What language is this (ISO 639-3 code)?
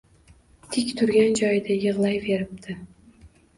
uzb